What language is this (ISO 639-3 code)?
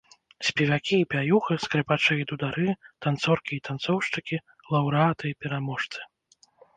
bel